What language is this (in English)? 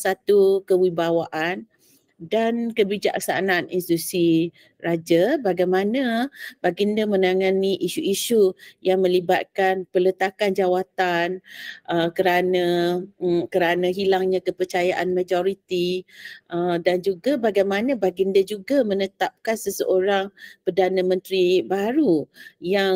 Malay